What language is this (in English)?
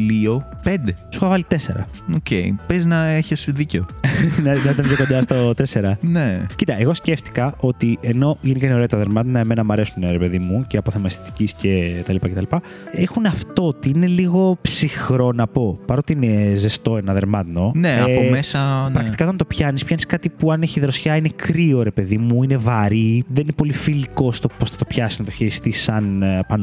Greek